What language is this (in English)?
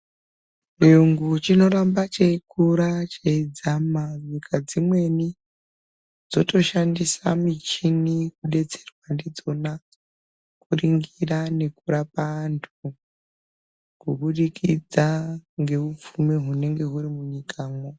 Ndau